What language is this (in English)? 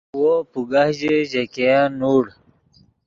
Yidgha